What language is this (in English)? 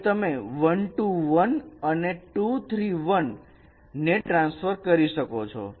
Gujarati